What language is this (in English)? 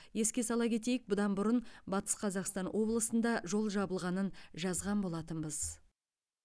Kazakh